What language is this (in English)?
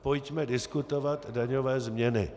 Czech